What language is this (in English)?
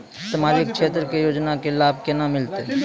Maithili